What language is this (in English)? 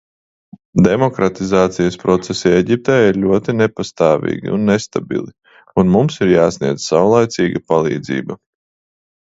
Latvian